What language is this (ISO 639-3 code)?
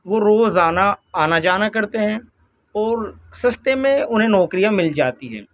urd